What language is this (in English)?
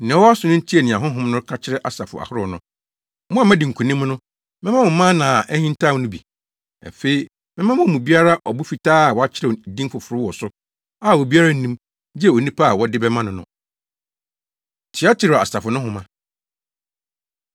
Akan